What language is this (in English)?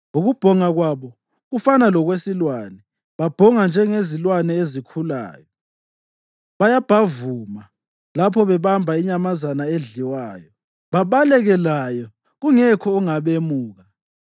North Ndebele